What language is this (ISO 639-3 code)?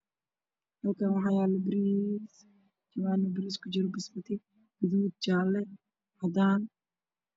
som